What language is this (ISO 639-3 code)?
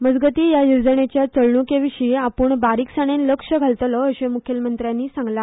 kok